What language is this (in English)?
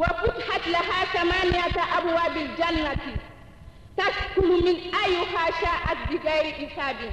Indonesian